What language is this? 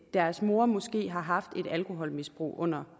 Danish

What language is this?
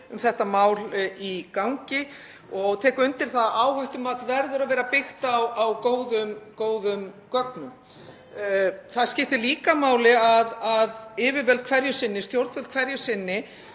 Icelandic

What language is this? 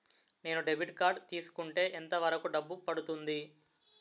Telugu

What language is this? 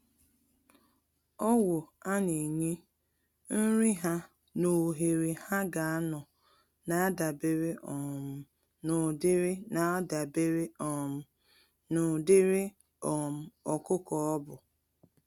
Igbo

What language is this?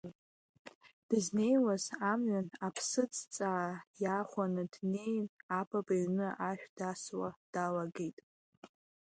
Abkhazian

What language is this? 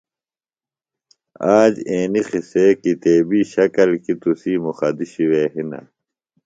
Phalura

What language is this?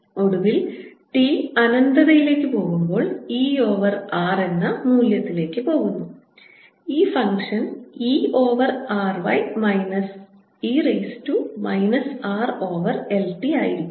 Malayalam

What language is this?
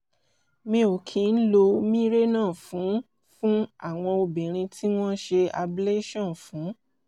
Yoruba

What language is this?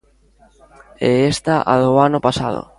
Galician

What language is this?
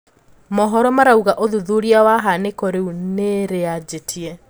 Kikuyu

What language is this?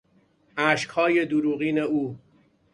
Persian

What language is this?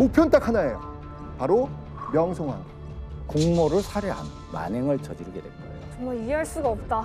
Korean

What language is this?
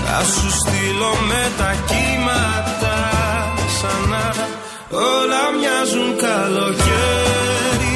Greek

